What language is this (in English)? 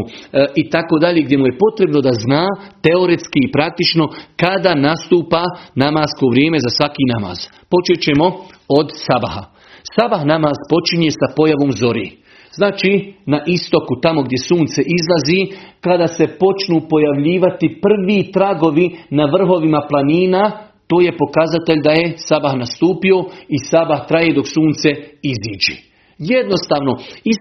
Croatian